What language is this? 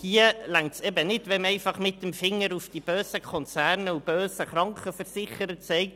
Swiss German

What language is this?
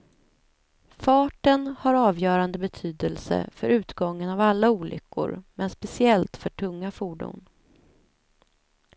Swedish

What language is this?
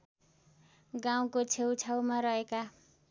Nepali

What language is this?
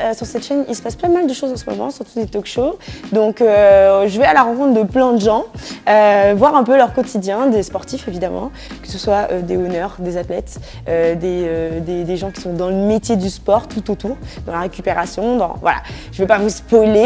French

